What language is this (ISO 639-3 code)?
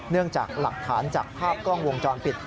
tha